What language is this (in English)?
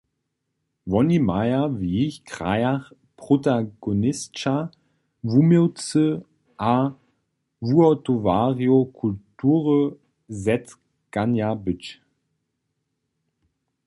Upper Sorbian